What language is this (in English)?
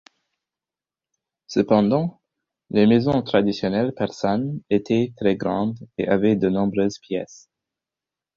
French